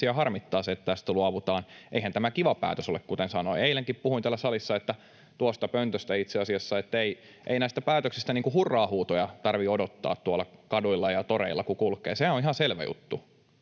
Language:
Finnish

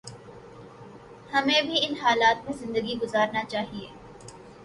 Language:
Urdu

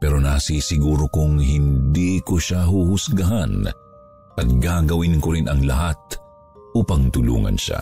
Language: Filipino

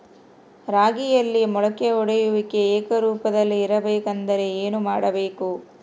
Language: Kannada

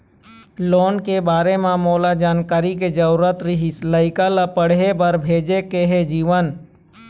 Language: Chhattisgarhi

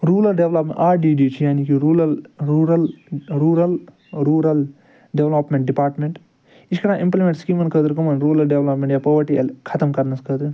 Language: Kashmiri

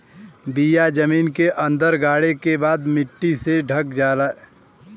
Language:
Bhojpuri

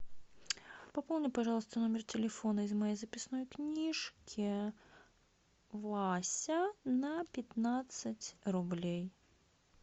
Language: Russian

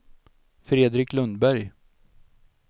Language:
Swedish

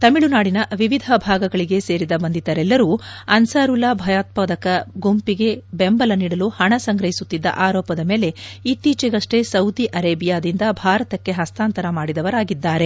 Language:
Kannada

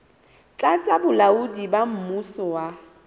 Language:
Southern Sotho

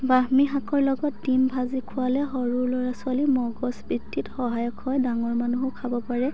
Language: Assamese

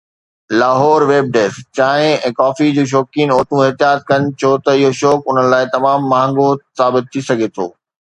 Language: Sindhi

